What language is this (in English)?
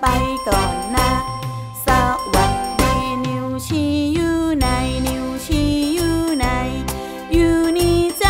Thai